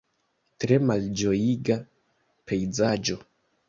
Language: Esperanto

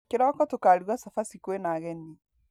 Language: Kikuyu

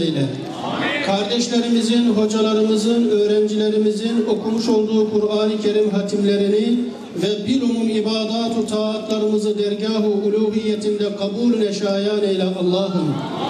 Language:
Turkish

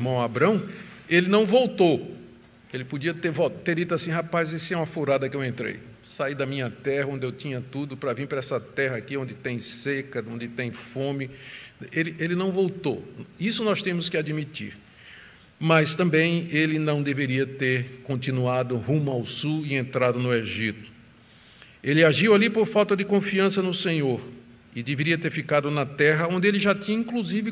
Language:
Portuguese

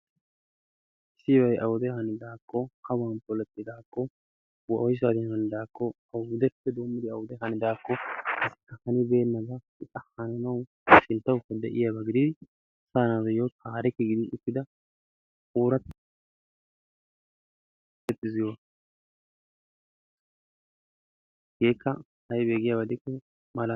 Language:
Wolaytta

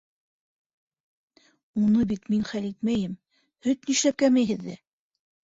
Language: Bashkir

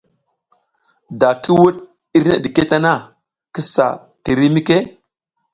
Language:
South Giziga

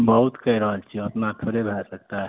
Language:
Maithili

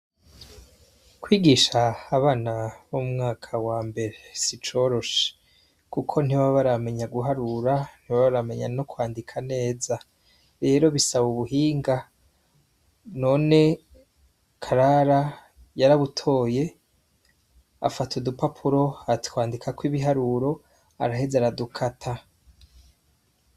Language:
Rundi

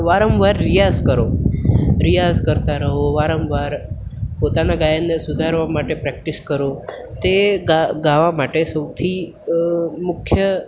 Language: Gujarati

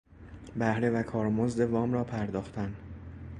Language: Persian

